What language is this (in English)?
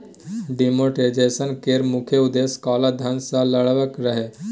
Maithili